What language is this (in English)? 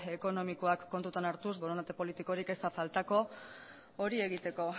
Basque